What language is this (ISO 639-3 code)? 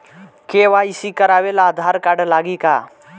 bho